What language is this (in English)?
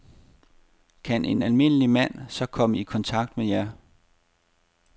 Danish